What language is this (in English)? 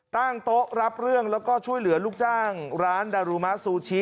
Thai